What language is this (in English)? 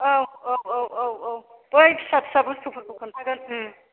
Bodo